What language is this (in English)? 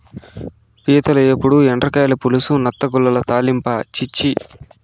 Telugu